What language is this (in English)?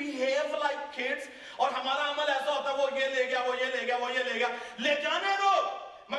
Urdu